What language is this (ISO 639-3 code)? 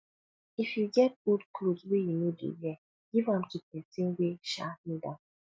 pcm